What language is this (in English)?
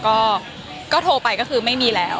Thai